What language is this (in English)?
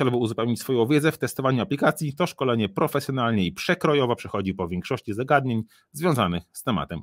Polish